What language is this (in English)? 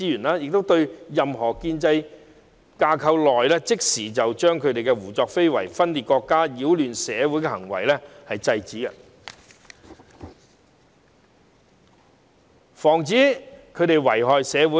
Cantonese